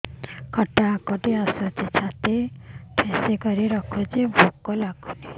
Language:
Odia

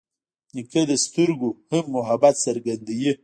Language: Pashto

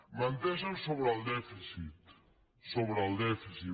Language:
Catalan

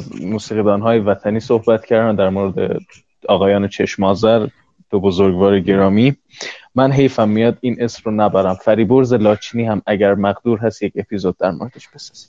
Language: Persian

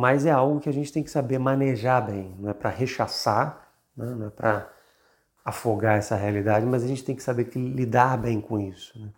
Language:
Portuguese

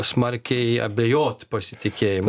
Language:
Lithuanian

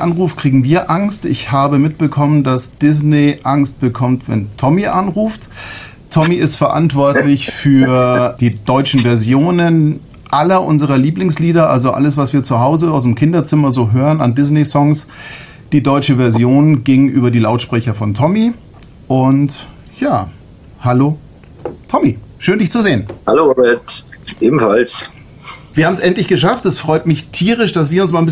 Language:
German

